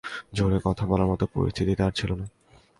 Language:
Bangla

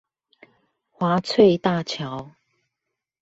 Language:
Chinese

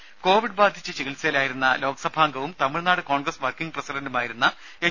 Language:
Malayalam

